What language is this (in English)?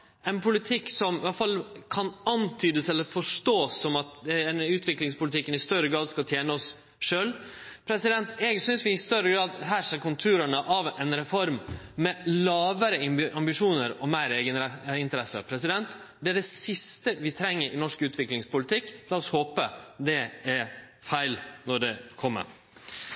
Norwegian Nynorsk